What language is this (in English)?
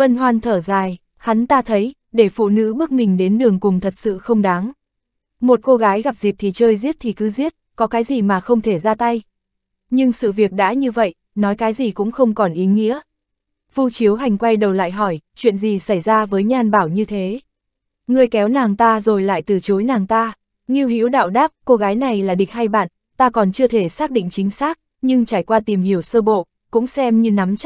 Vietnamese